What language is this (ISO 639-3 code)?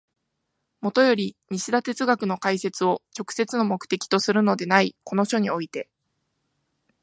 jpn